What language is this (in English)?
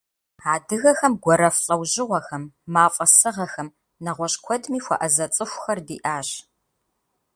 Kabardian